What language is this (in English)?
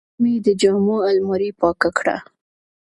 Pashto